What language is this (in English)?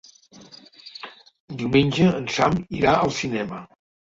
Catalan